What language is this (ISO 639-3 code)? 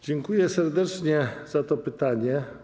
pol